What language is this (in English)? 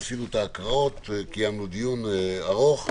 Hebrew